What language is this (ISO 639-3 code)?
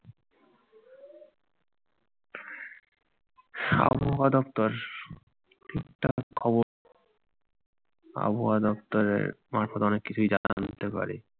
ben